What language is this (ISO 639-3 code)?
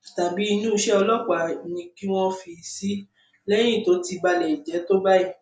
yor